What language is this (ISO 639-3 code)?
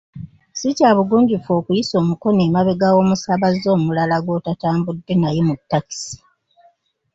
lug